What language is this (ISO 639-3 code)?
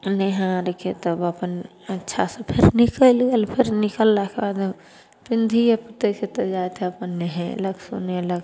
mai